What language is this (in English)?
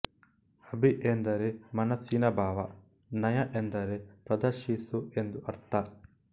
Kannada